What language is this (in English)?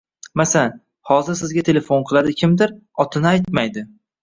Uzbek